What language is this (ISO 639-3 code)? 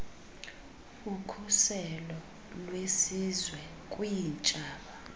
xho